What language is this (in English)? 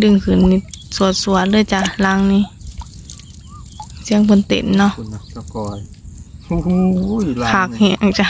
Thai